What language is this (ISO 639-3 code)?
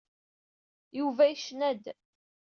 kab